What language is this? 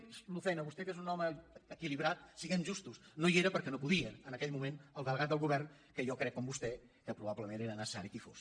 Catalan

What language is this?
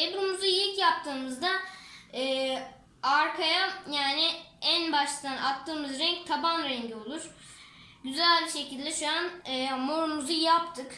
Turkish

